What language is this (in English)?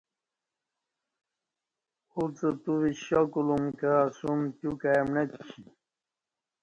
Kati